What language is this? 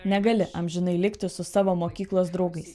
Lithuanian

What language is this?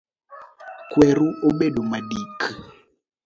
Luo (Kenya and Tanzania)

